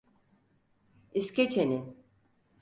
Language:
Turkish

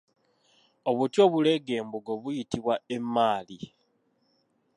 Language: Ganda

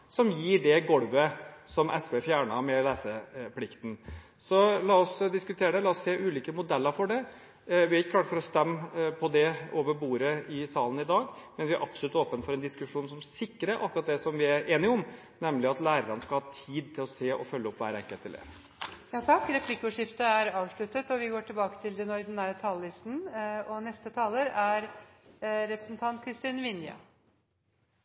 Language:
Norwegian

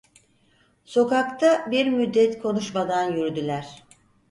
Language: Turkish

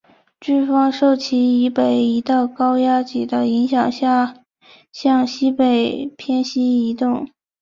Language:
Chinese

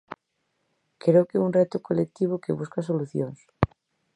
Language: Galician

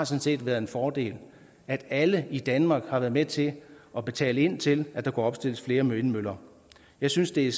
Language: Danish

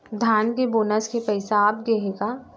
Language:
Chhattisgarhi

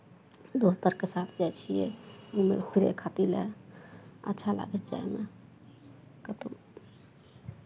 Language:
Maithili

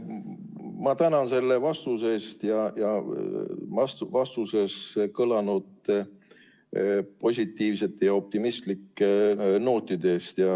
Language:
Estonian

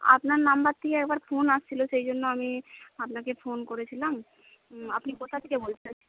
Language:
Bangla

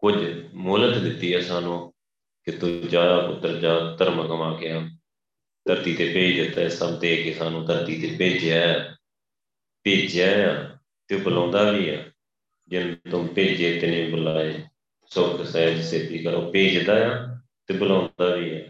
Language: Punjabi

